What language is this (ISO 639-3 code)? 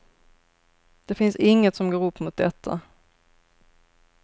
swe